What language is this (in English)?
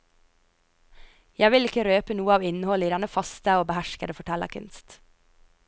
Norwegian